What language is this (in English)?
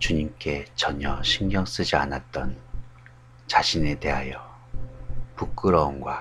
Korean